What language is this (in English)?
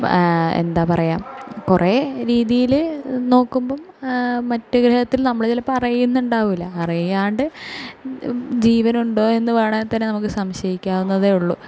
Malayalam